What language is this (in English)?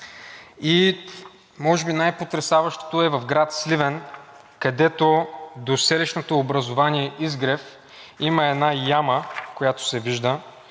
Bulgarian